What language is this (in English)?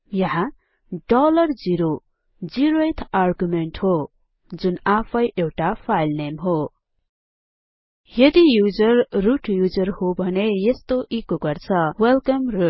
Nepali